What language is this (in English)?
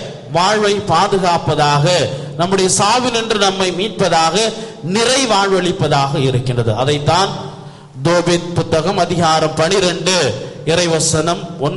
Arabic